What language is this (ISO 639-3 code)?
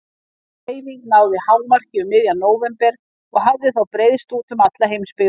isl